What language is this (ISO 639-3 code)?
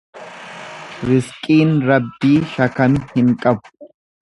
orm